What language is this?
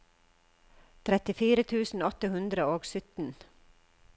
Norwegian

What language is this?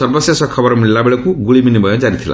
Odia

